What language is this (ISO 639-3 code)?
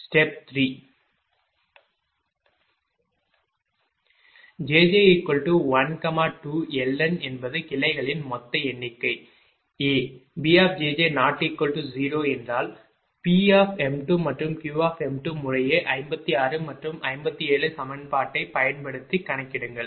tam